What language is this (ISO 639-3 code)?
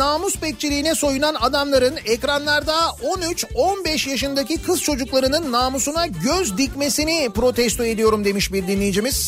tur